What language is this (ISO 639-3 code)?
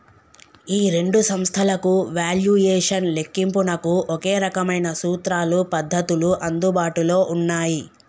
tel